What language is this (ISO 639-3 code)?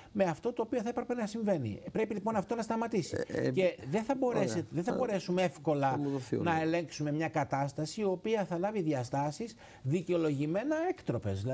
ell